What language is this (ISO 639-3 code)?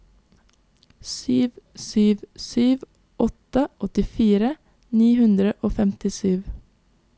nor